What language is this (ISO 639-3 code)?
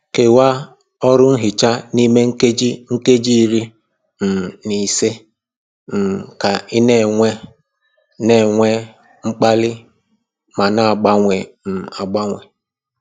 ibo